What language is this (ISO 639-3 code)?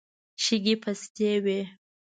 pus